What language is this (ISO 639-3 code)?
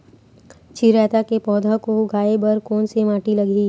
hne